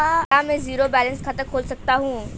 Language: Hindi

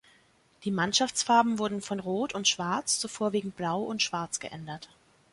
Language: German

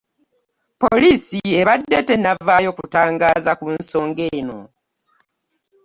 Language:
Ganda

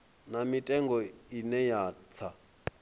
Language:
Venda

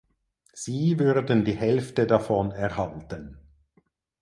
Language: German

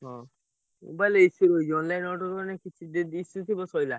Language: Odia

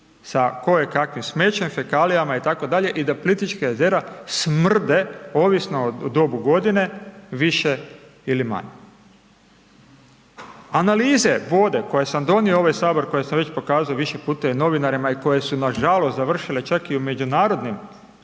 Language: Croatian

